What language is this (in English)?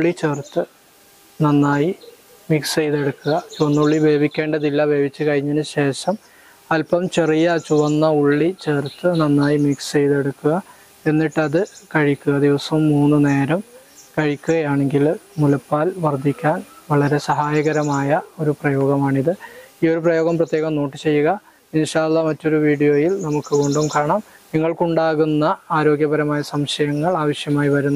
Arabic